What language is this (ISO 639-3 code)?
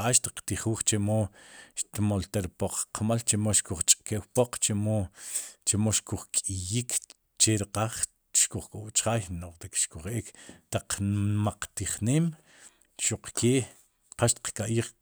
qum